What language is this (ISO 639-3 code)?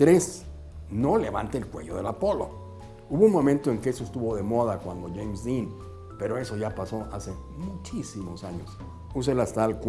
spa